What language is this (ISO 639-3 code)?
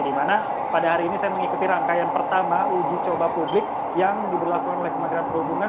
ind